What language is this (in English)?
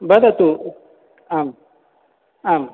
Sanskrit